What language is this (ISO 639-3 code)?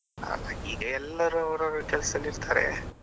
kan